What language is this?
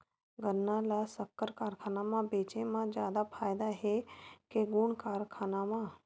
Chhattisgarhi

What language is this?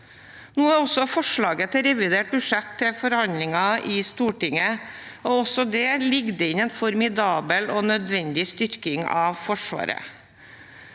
Norwegian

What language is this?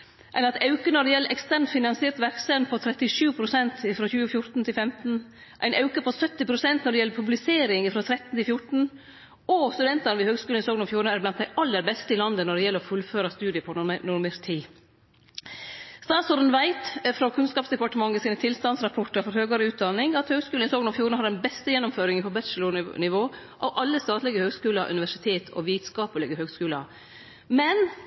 Norwegian Nynorsk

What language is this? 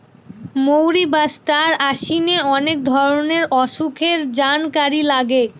Bangla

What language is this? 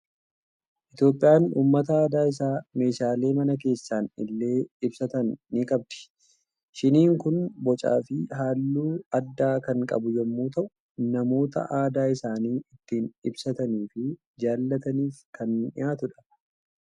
Oromo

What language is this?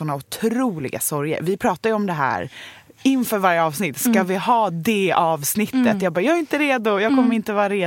Swedish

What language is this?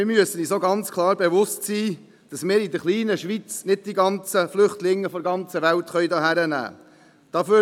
Swiss German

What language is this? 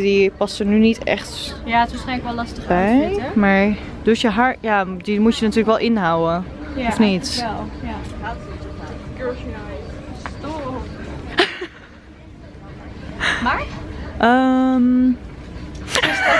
Dutch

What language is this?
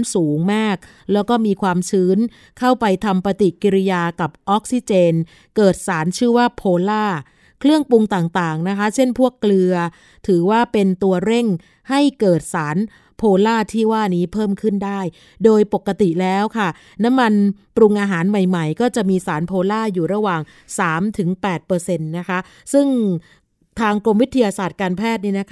Thai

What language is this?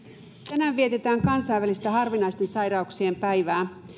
Finnish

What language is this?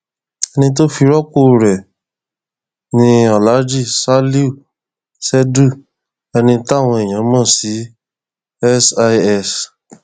Yoruba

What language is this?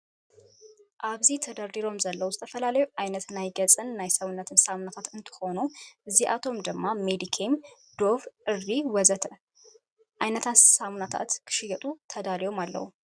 Tigrinya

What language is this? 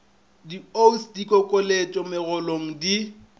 Northern Sotho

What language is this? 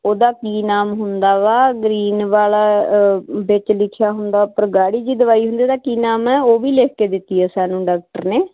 Punjabi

